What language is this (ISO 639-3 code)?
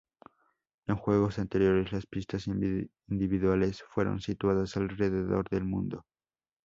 spa